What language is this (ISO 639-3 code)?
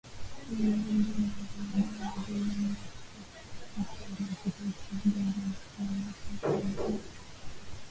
swa